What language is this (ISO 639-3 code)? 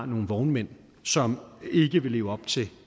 dan